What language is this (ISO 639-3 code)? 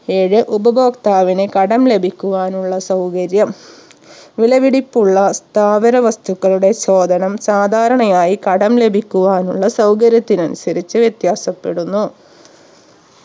mal